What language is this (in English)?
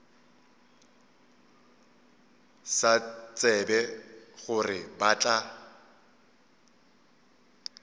Northern Sotho